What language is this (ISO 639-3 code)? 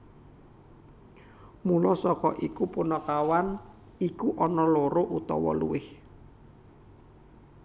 jav